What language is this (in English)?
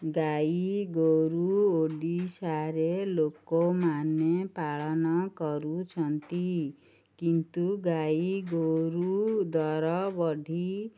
Odia